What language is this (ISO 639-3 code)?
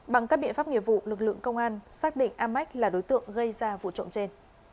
vie